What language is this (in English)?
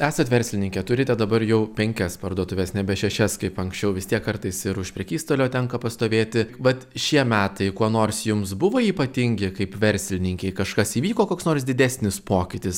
Lithuanian